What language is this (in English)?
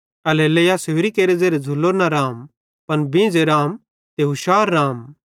Bhadrawahi